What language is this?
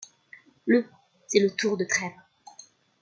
French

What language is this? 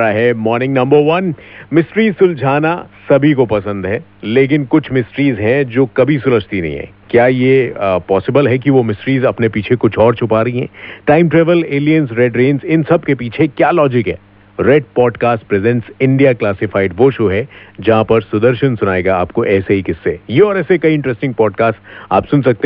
Hindi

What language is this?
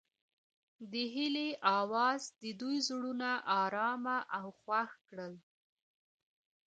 Pashto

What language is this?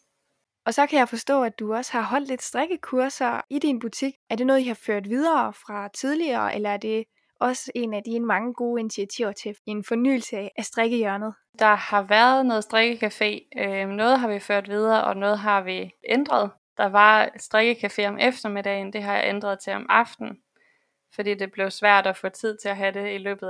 Danish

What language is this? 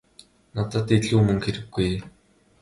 Mongolian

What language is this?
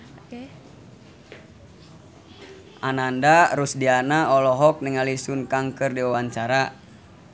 Sundanese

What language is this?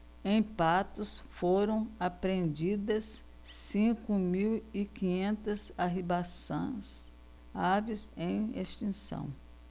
Portuguese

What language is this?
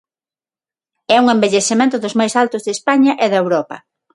Galician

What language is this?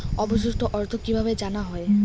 Bangla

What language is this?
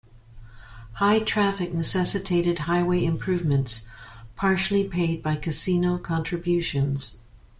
English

